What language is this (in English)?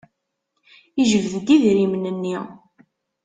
Kabyle